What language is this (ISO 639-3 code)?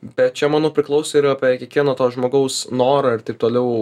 lit